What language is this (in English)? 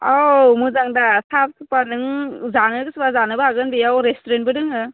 Bodo